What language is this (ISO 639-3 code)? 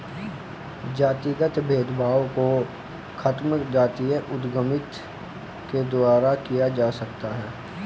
hin